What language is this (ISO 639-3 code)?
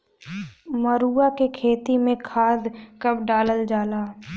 bho